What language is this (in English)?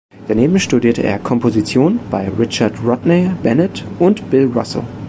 German